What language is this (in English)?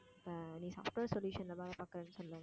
Tamil